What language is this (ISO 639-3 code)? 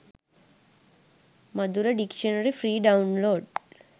sin